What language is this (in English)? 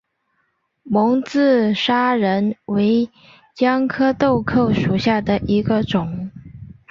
Chinese